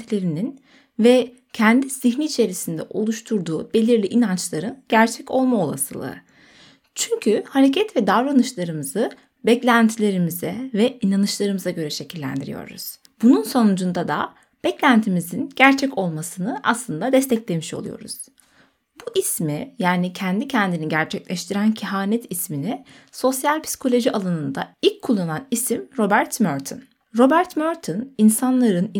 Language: Turkish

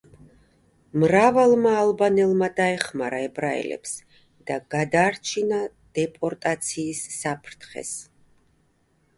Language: Georgian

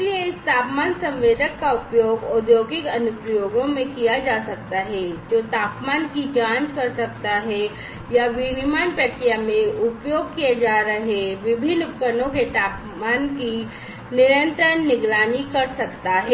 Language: Hindi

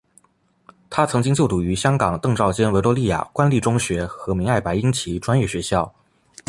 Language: Chinese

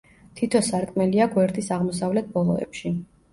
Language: Georgian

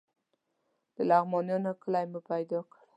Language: Pashto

